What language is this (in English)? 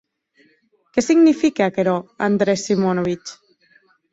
Occitan